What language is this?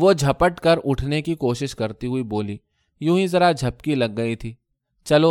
Urdu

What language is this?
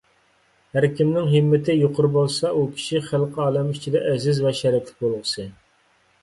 Uyghur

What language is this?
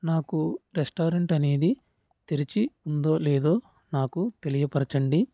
Telugu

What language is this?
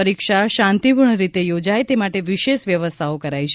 Gujarati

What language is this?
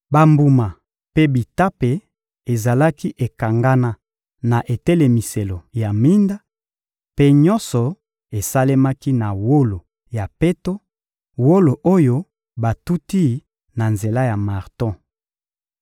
Lingala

